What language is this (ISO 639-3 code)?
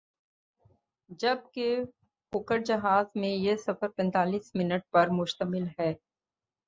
urd